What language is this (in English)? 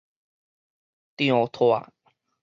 Min Nan Chinese